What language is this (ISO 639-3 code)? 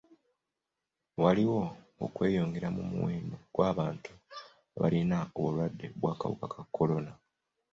lug